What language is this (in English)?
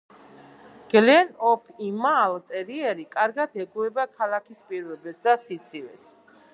Georgian